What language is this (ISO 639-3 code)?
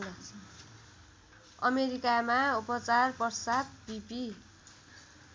nep